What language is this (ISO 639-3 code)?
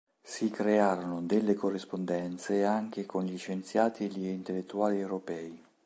ita